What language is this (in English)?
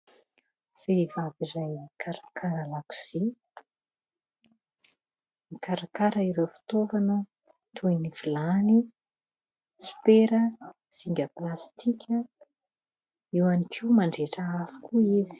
Malagasy